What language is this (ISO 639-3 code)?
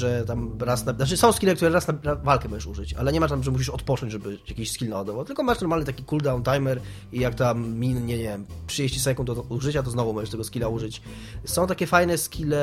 pol